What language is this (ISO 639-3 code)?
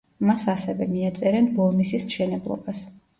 kat